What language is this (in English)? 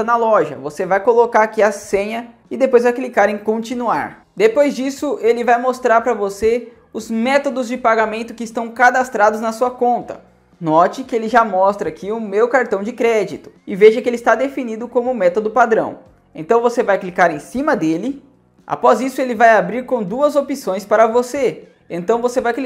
Portuguese